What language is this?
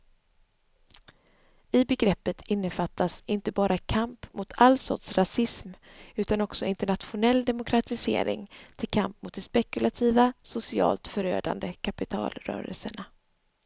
Swedish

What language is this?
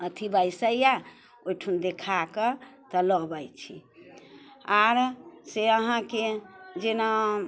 Maithili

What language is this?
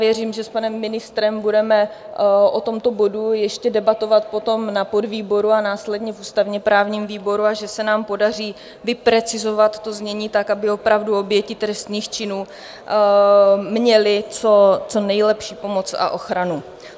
Czech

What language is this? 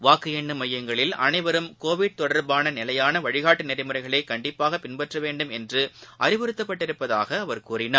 Tamil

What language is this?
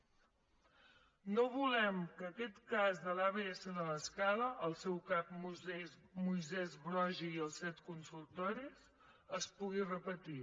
Catalan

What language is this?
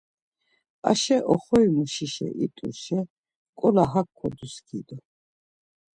Laz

